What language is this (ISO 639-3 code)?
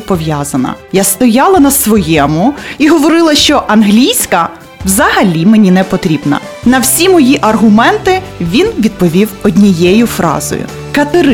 ukr